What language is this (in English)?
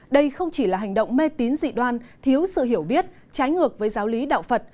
Vietnamese